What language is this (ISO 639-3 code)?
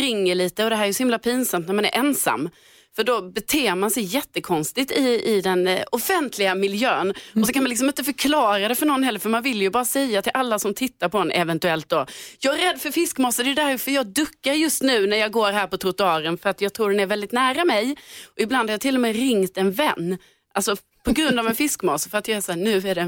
swe